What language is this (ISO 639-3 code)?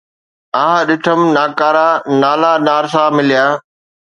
snd